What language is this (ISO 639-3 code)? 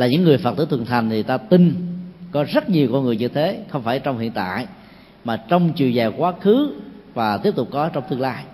vie